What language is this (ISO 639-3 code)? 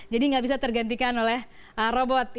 ind